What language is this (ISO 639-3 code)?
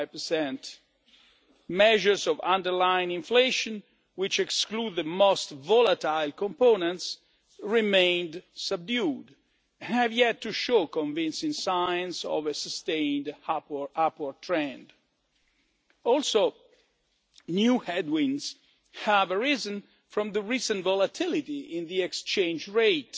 eng